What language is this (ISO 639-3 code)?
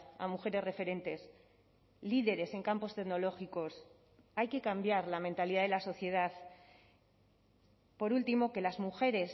spa